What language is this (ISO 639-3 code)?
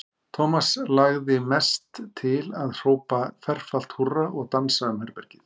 isl